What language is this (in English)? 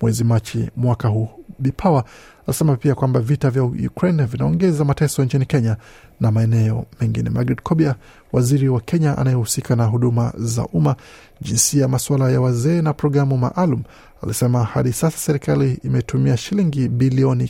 Swahili